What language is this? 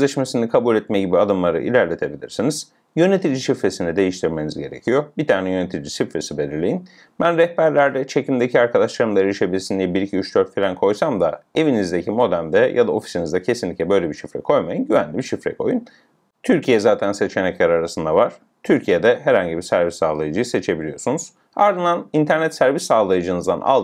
Turkish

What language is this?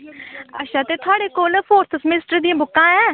Dogri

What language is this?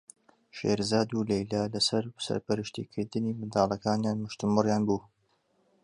Central Kurdish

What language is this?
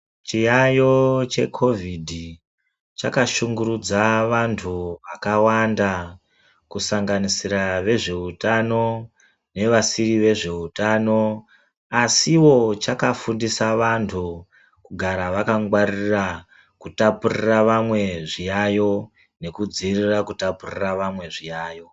Ndau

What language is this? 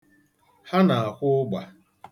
Igbo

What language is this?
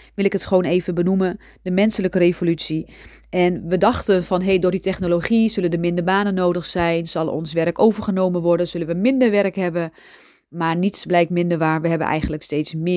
Dutch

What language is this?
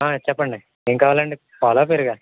Telugu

